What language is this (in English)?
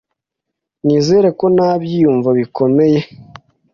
Kinyarwanda